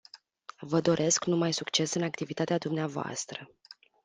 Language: Romanian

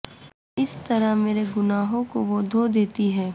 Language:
Urdu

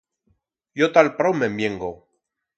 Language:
Aragonese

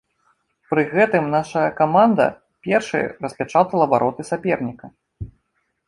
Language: Belarusian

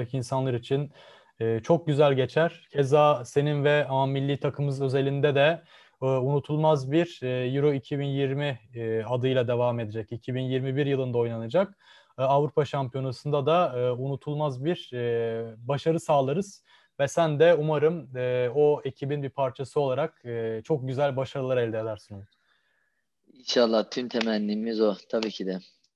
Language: Turkish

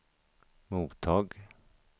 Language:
Swedish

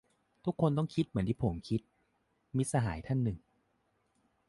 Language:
Thai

